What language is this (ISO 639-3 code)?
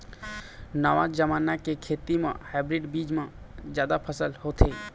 hne